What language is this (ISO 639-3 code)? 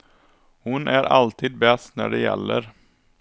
swe